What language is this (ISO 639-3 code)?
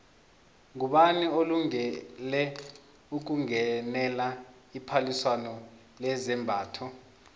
nbl